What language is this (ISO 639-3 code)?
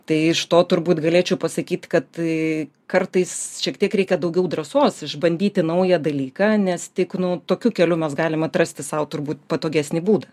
lit